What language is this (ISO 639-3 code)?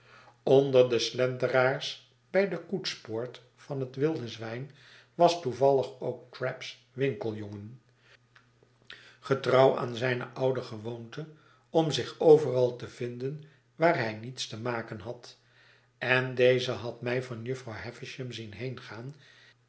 nld